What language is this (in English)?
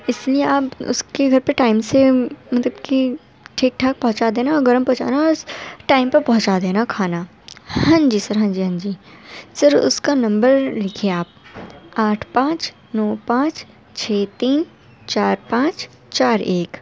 Urdu